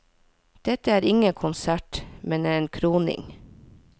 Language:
Norwegian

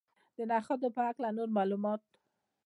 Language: Pashto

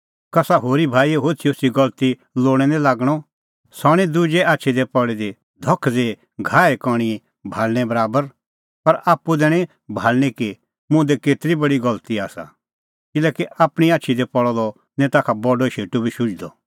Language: Kullu Pahari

